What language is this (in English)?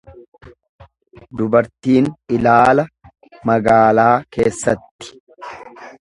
Oromo